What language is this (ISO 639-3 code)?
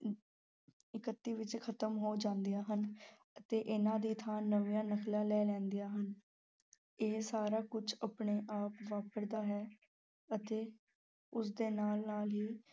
pan